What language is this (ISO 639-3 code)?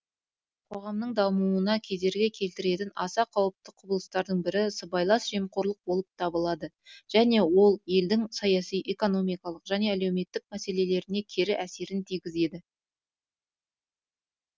kaz